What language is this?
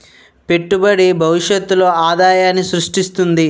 Telugu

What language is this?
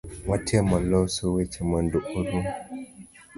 Luo (Kenya and Tanzania)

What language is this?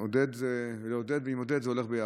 Hebrew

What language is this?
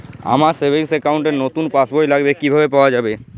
Bangla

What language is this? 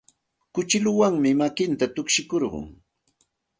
Santa Ana de Tusi Pasco Quechua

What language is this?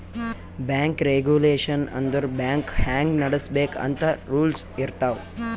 Kannada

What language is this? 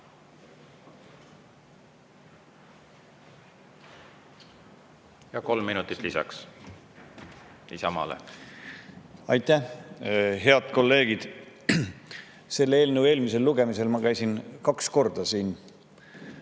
Estonian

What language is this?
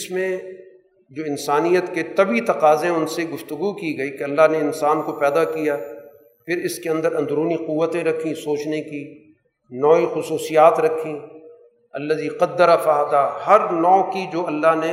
Urdu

